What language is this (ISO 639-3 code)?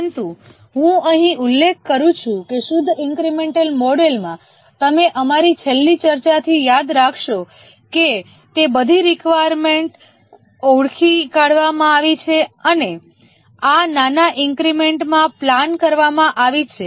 guj